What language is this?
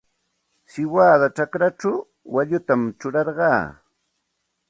Santa Ana de Tusi Pasco Quechua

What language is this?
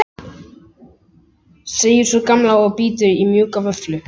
Icelandic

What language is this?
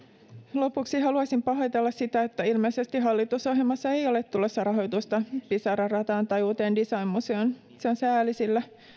Finnish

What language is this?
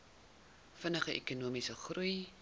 Afrikaans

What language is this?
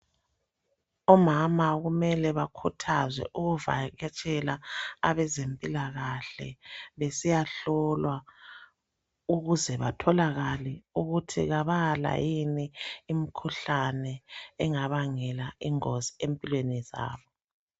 North Ndebele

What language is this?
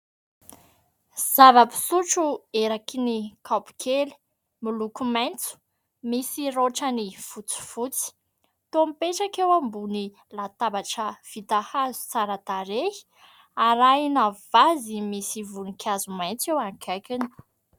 Malagasy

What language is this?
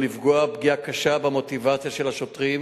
Hebrew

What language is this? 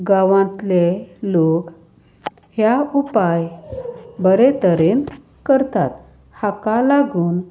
Konkani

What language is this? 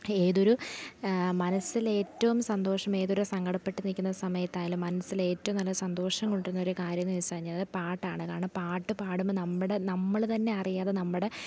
Malayalam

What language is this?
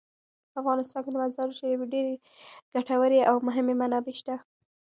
Pashto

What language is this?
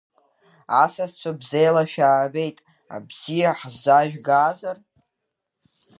Abkhazian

